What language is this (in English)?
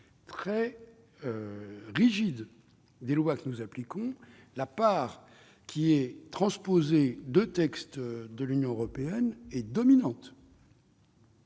French